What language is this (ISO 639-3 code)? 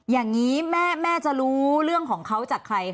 tha